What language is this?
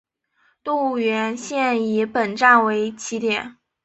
Chinese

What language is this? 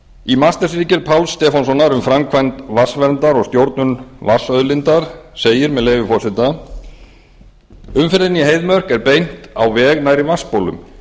Icelandic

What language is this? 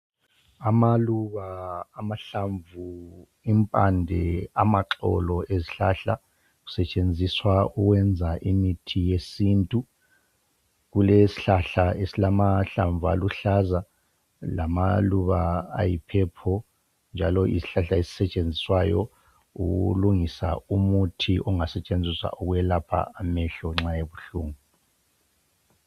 North Ndebele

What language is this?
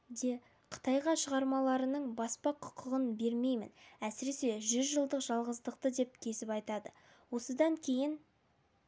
Kazakh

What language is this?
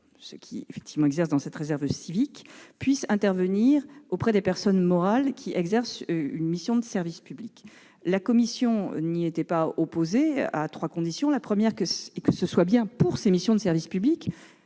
French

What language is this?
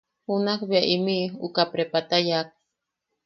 Yaqui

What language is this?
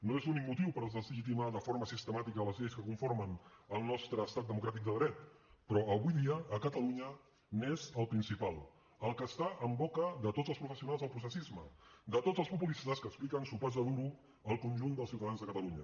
Catalan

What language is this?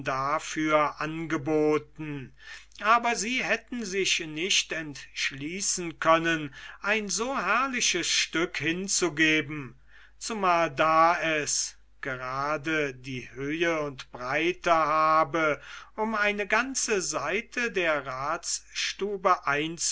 German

